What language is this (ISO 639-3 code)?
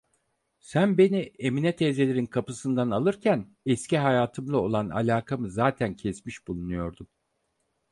tur